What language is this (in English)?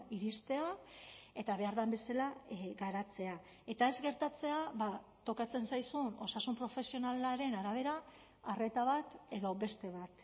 Basque